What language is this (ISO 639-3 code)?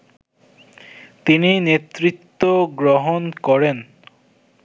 ben